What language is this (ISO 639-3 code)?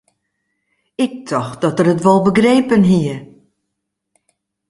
fry